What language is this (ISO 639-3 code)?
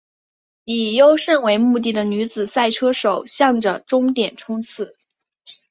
zho